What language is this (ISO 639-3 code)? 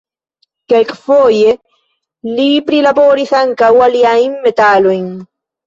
epo